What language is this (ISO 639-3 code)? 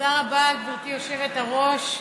heb